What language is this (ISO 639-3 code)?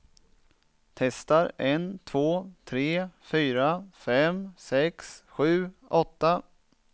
swe